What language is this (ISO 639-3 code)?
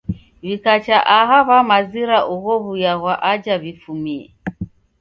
dav